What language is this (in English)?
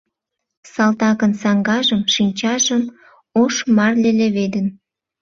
Mari